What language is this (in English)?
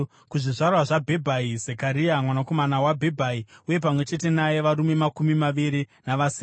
Shona